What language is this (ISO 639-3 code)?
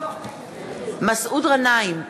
heb